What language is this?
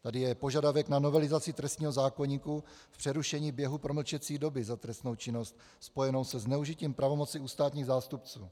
Czech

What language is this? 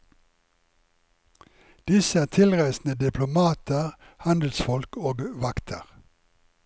Norwegian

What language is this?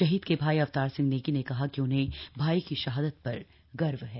Hindi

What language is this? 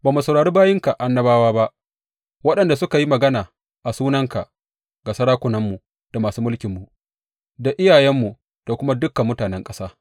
Hausa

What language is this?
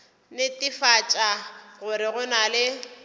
Northern Sotho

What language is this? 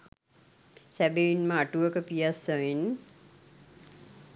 Sinhala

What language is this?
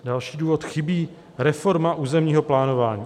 Czech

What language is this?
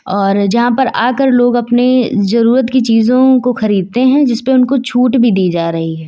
Hindi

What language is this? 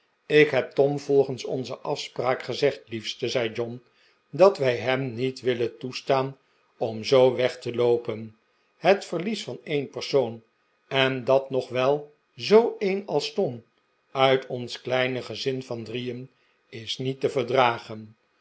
Dutch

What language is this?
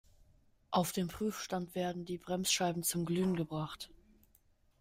German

